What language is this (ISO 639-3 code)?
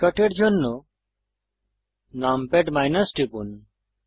ben